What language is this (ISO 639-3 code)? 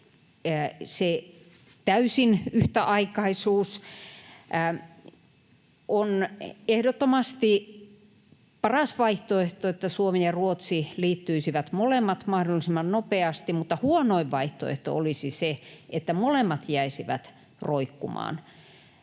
fin